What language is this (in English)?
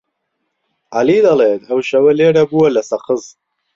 Central Kurdish